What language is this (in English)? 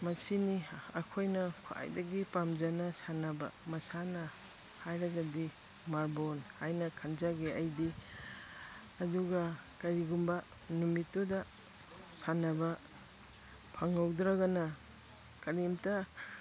Manipuri